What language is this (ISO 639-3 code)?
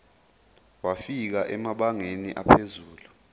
zul